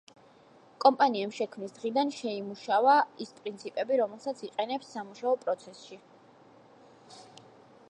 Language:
Georgian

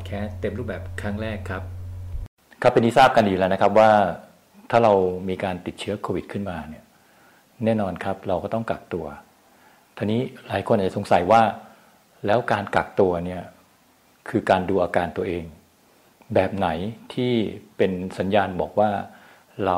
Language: Thai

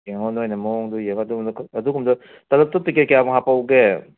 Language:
Manipuri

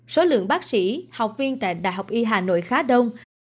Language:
Vietnamese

